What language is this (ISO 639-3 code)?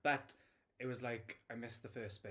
eng